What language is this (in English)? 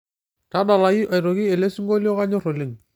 Masai